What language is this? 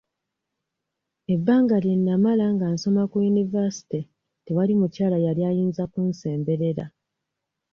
Ganda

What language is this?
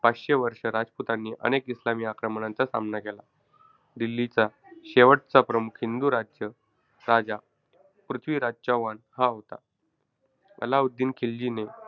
Marathi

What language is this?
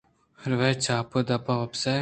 Eastern Balochi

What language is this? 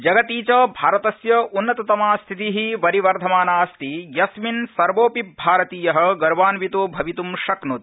Sanskrit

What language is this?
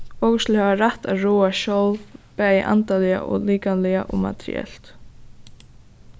Faroese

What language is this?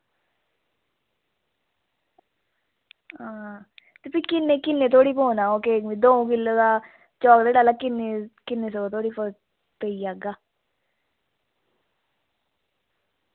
Dogri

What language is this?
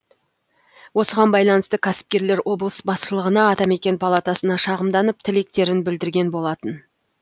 Kazakh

